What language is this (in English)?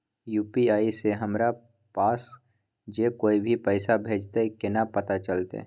Maithili